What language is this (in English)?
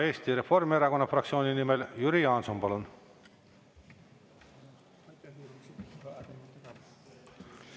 Estonian